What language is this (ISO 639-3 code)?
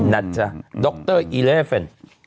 tha